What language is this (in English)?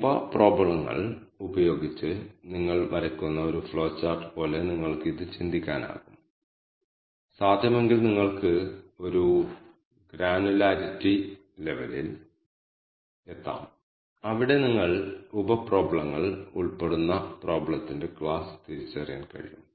Malayalam